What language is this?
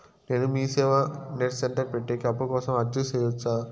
Telugu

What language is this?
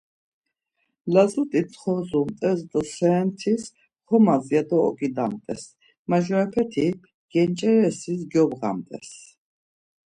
Laz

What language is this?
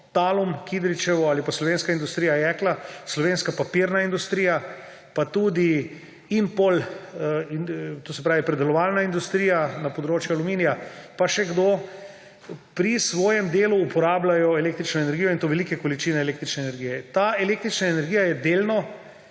Slovenian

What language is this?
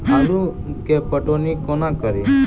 Maithili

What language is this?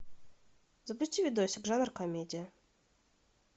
Russian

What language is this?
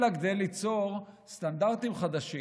Hebrew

